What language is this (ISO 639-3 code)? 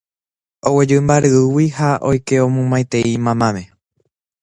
grn